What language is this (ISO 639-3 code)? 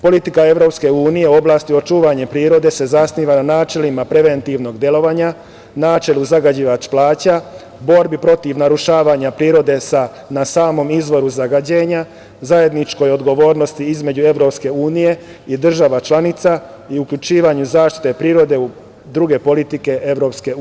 srp